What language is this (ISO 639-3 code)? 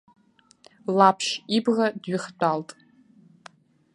abk